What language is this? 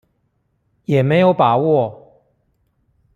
Chinese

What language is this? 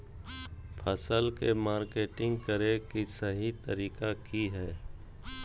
Magahi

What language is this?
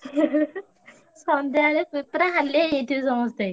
Odia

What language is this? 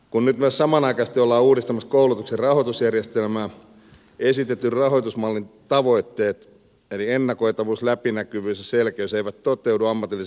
Finnish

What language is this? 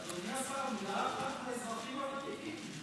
Hebrew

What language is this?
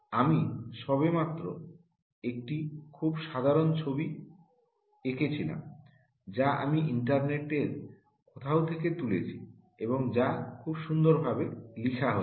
Bangla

